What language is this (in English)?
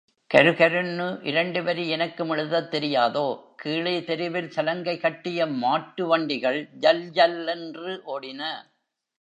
Tamil